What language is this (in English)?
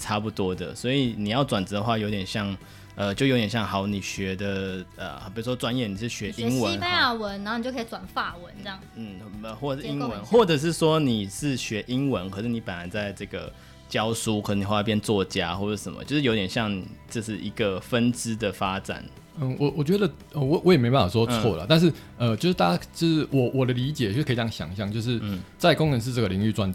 Chinese